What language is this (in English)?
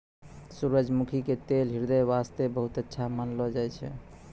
Maithili